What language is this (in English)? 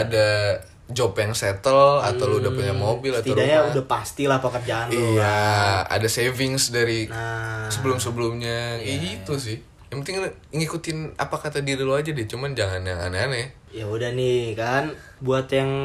Indonesian